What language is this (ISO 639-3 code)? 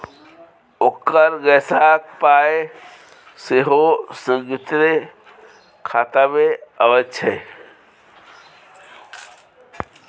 mai